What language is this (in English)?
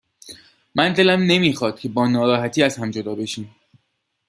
Persian